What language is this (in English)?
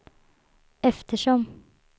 Swedish